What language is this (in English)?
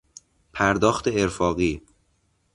Persian